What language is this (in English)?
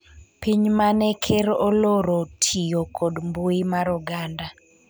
Luo (Kenya and Tanzania)